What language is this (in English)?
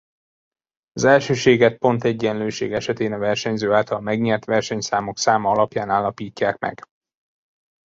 Hungarian